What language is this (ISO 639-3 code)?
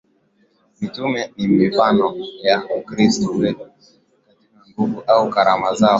swa